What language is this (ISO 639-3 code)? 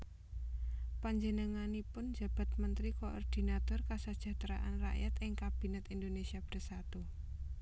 jav